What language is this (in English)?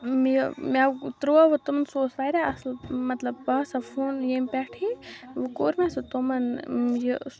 Kashmiri